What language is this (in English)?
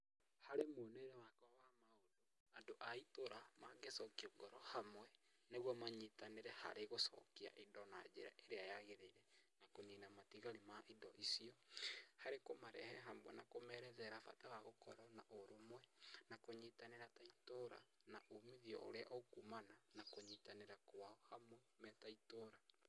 Kikuyu